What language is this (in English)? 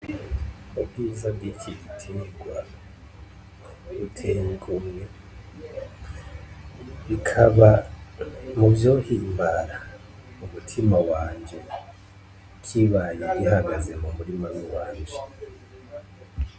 Rundi